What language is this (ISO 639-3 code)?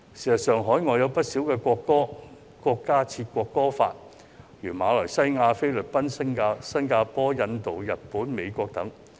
yue